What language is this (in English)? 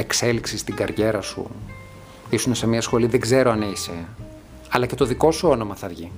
Greek